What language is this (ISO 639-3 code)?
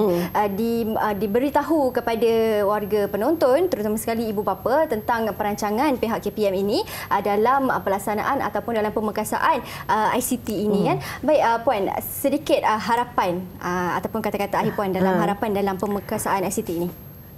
msa